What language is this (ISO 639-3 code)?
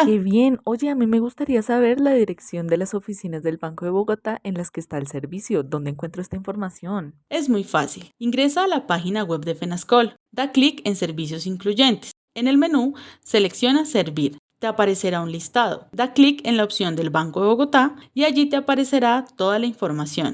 spa